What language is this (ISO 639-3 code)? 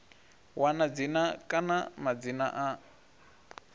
ven